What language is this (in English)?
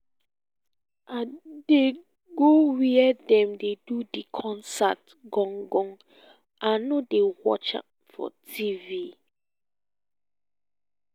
Nigerian Pidgin